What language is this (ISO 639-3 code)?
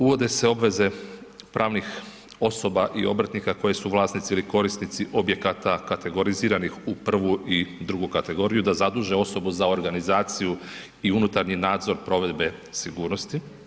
hrv